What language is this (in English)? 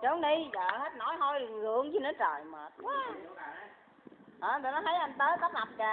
Vietnamese